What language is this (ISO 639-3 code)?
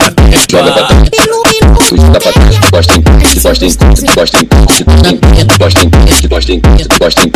por